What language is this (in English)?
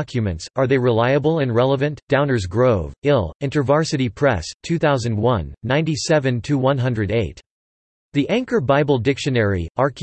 English